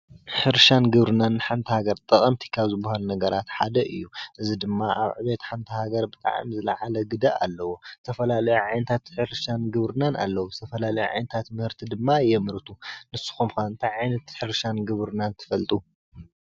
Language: Tigrinya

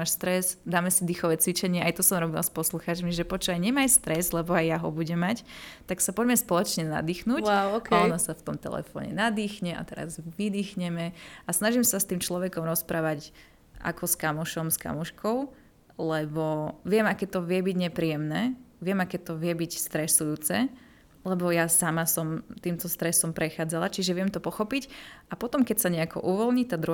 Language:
Slovak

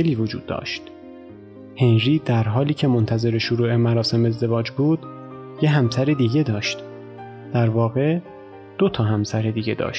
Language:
Persian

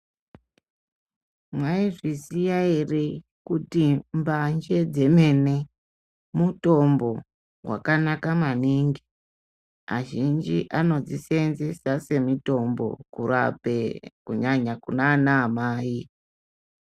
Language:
Ndau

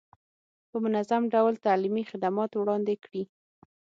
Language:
Pashto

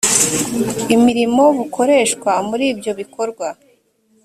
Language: Kinyarwanda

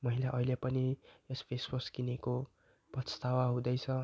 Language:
Nepali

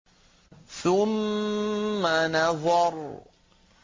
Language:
Arabic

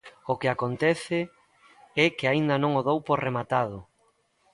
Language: Galician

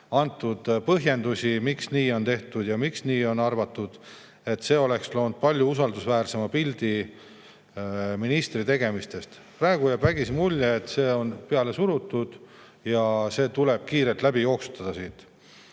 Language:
Estonian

